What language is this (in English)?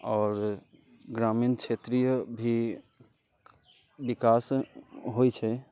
Maithili